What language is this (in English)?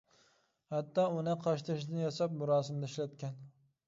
Uyghur